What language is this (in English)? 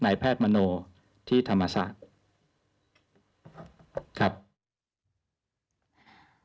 Thai